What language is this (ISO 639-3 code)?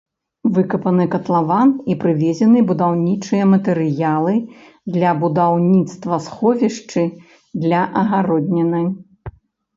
bel